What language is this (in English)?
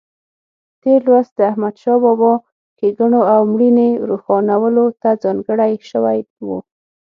Pashto